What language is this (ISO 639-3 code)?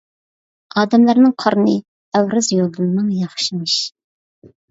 uig